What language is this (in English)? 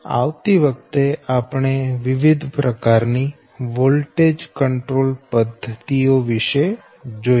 Gujarati